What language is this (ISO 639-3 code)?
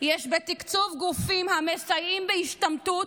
heb